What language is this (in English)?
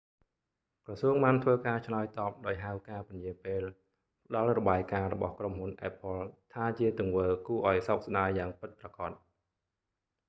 Khmer